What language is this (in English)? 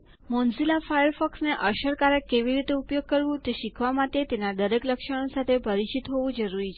Gujarati